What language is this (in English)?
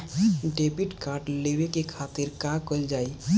Bhojpuri